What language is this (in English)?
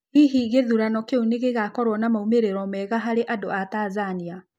Kikuyu